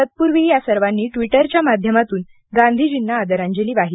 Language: Marathi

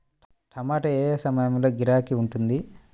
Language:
Telugu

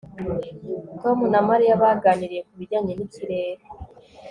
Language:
Kinyarwanda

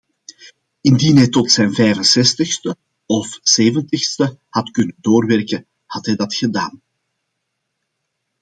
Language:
Dutch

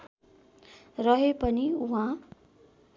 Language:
Nepali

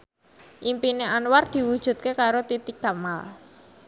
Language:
Javanese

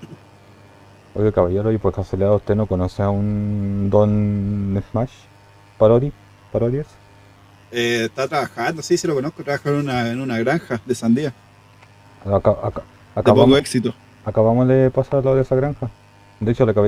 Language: Spanish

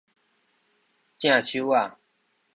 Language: Min Nan Chinese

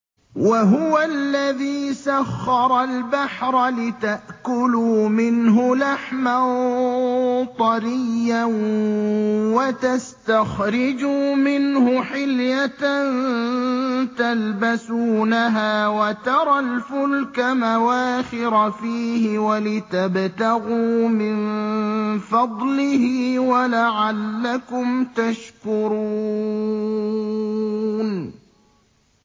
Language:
Arabic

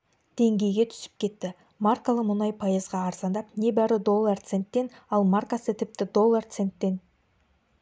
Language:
Kazakh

